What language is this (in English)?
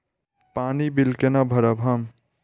Maithili